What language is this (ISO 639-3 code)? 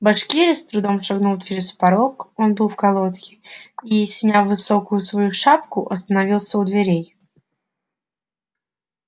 rus